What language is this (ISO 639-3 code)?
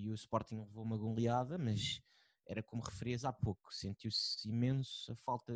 por